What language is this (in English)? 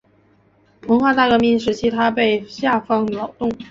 Chinese